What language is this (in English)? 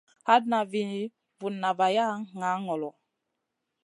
Masana